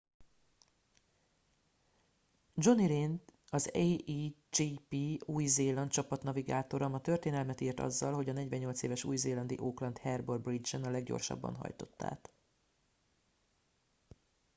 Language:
Hungarian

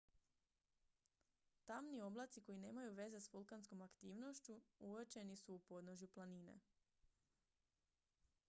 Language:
Croatian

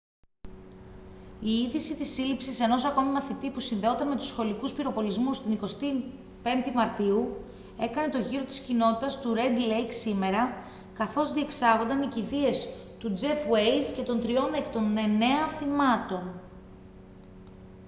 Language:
Greek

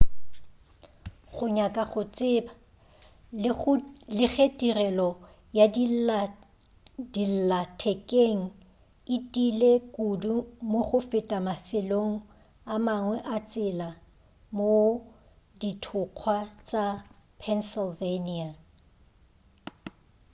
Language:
Northern Sotho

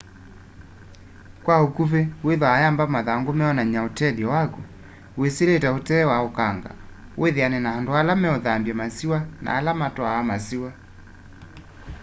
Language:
Kamba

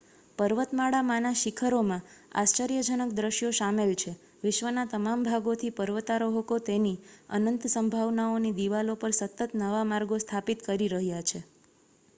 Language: Gujarati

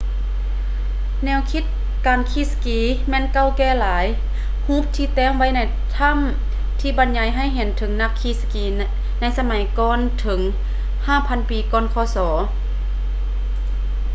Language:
Lao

